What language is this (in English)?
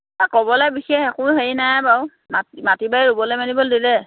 Assamese